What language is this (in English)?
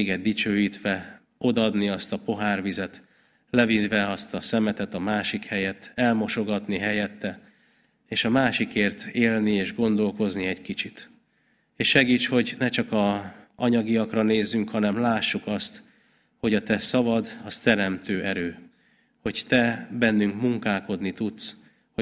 Hungarian